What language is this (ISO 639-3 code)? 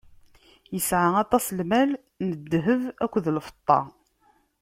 kab